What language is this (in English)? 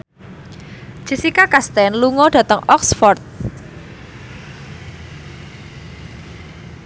Javanese